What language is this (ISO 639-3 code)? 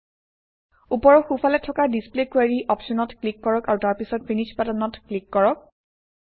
asm